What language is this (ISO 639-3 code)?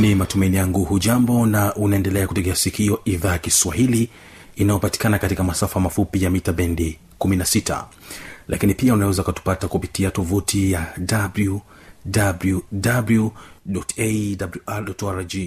swa